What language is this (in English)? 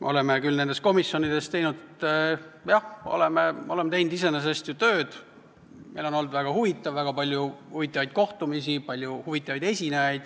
Estonian